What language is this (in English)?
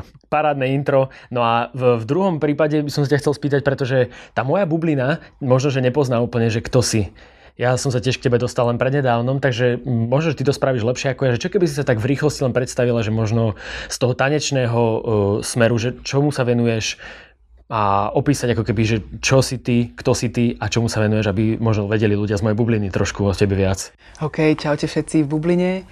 Slovak